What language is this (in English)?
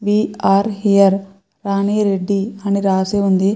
Telugu